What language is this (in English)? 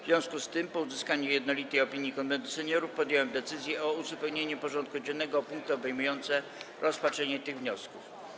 Polish